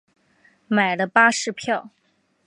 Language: Chinese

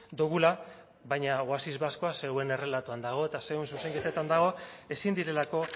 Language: Basque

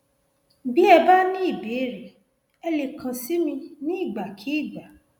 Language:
Yoruba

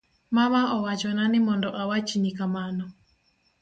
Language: Luo (Kenya and Tanzania)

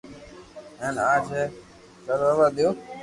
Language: Loarki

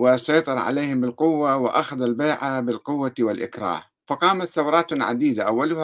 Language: Arabic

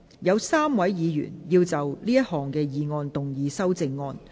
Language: Cantonese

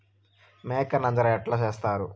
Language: Telugu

